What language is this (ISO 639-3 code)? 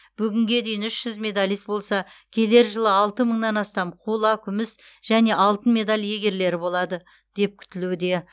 kaz